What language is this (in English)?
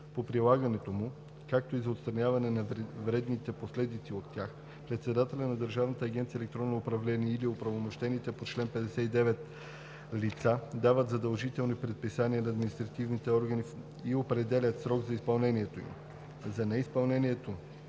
Bulgarian